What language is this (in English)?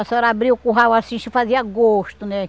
Portuguese